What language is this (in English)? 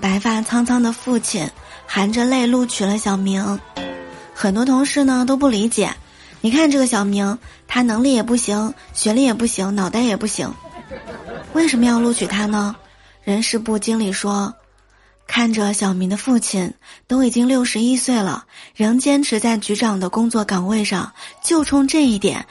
Chinese